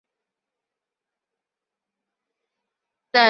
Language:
Chinese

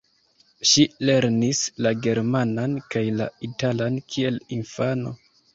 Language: Esperanto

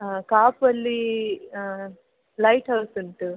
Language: Kannada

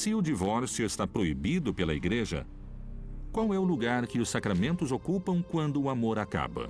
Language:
Portuguese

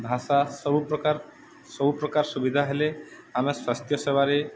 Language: Odia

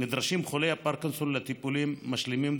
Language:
Hebrew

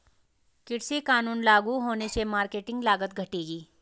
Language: Hindi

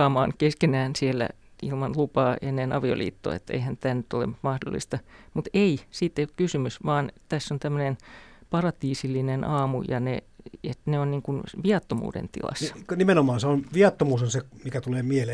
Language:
Finnish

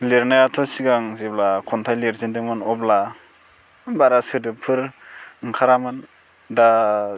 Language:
Bodo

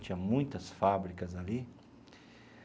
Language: Portuguese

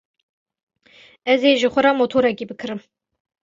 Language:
Kurdish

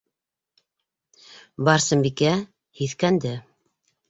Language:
Bashkir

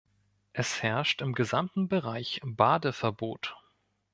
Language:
German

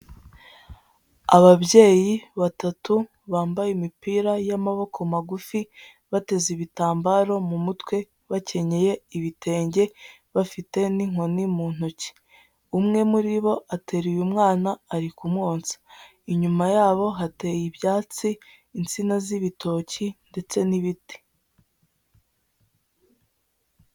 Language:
Kinyarwanda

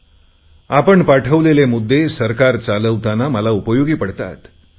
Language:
Marathi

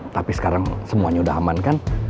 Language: Indonesian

